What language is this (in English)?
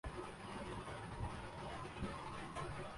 Urdu